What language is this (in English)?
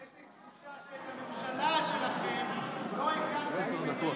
Hebrew